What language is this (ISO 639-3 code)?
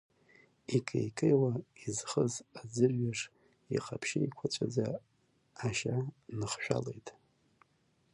abk